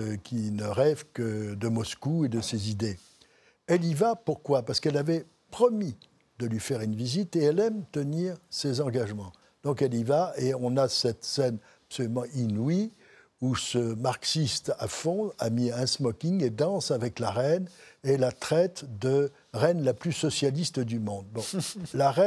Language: French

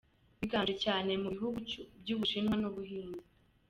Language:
Kinyarwanda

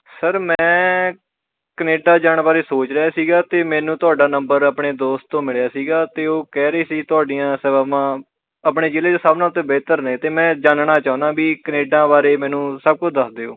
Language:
Punjabi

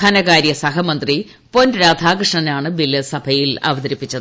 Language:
Malayalam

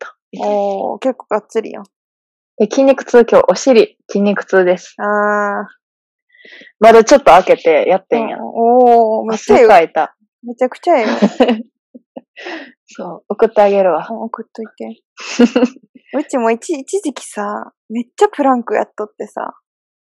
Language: Japanese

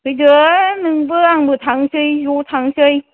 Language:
Bodo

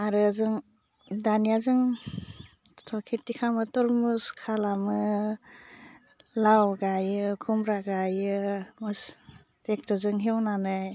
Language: Bodo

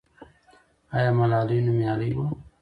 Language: Pashto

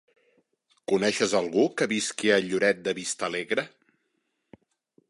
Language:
Catalan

